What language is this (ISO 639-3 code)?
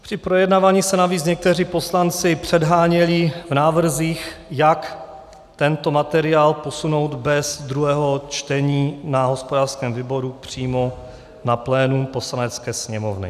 ces